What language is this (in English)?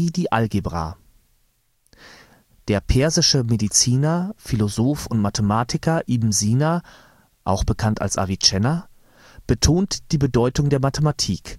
German